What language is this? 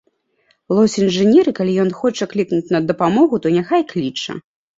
Belarusian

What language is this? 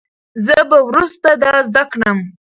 Pashto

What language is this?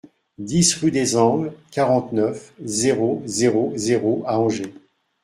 French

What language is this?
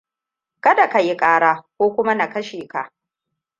Hausa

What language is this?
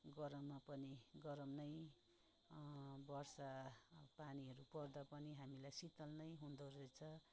Nepali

